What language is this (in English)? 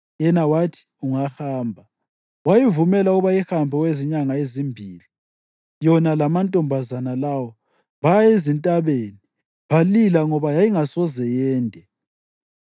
North Ndebele